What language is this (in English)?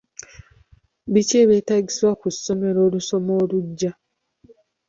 Ganda